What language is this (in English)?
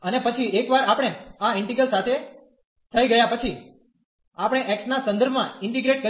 Gujarati